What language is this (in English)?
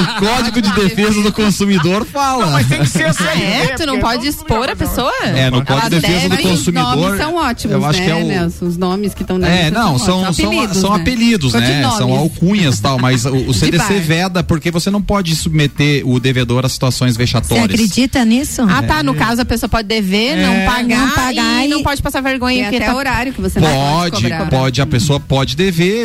Portuguese